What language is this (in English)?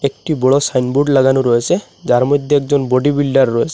Bangla